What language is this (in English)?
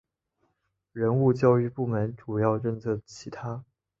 Chinese